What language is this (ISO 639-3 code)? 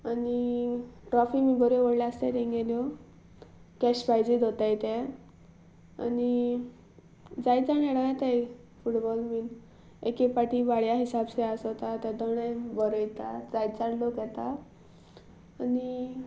kok